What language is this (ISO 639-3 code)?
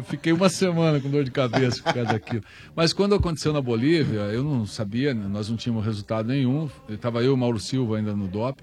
por